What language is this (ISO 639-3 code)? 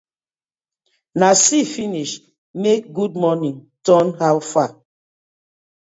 pcm